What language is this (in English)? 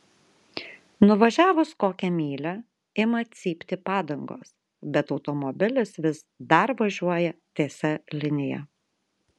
Lithuanian